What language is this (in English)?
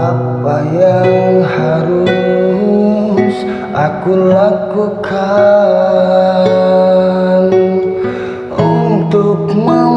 Indonesian